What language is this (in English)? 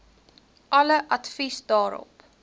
Afrikaans